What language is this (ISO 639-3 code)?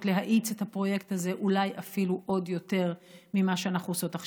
heb